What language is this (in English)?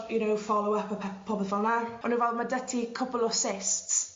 Welsh